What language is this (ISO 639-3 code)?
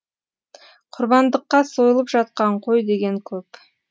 kaz